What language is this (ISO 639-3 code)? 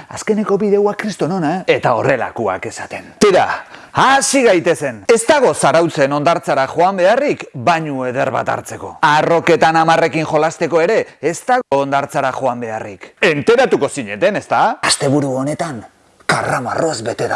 spa